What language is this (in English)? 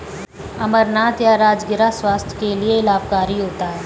Hindi